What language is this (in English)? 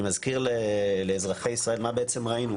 Hebrew